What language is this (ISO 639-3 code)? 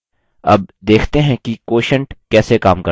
hin